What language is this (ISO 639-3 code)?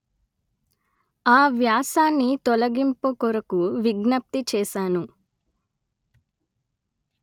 tel